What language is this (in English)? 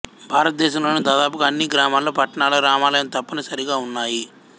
Telugu